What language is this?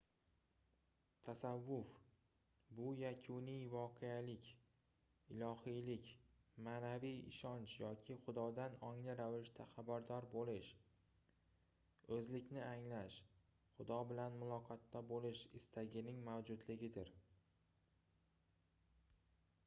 Uzbek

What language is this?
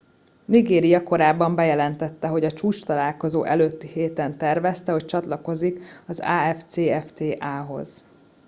Hungarian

